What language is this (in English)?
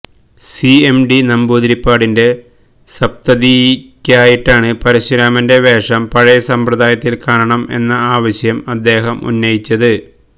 Malayalam